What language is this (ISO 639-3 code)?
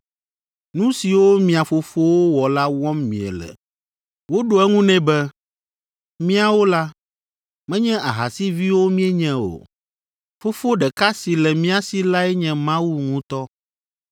ewe